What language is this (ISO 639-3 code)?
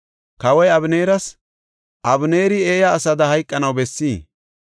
gof